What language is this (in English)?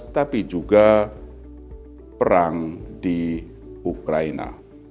Indonesian